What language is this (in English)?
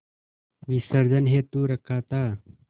Hindi